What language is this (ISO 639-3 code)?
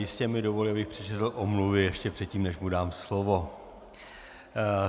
ces